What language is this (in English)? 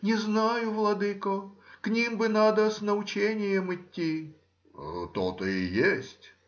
Russian